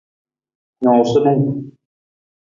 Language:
Nawdm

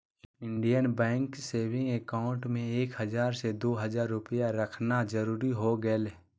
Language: Magahi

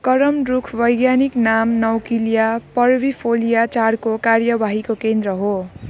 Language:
Nepali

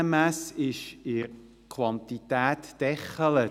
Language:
Swiss German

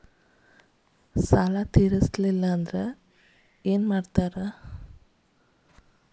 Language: Kannada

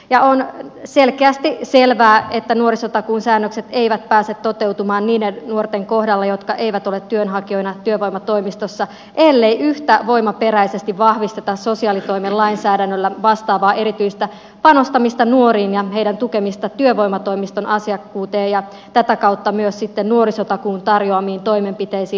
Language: Finnish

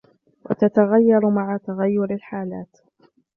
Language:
Arabic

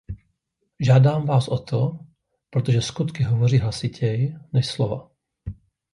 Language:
Czech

